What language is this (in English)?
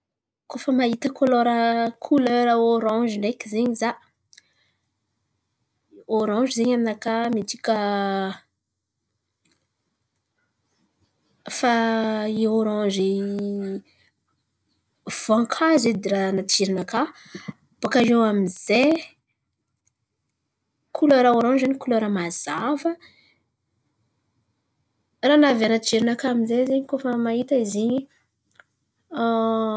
Antankarana Malagasy